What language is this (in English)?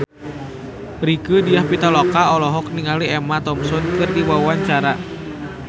Sundanese